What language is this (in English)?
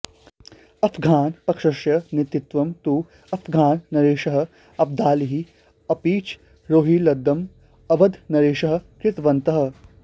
Sanskrit